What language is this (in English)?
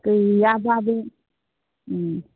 Bodo